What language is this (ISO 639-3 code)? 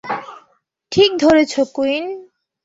ben